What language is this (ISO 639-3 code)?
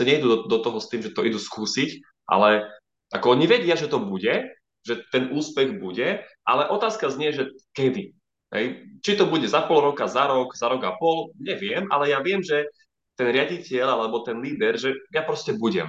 slk